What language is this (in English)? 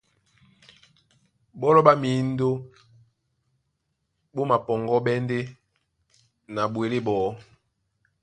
Duala